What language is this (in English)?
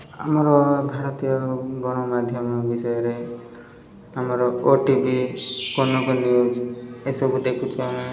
Odia